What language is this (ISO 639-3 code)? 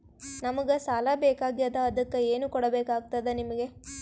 kan